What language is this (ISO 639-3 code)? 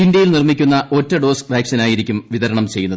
mal